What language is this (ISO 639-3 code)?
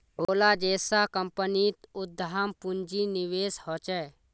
mag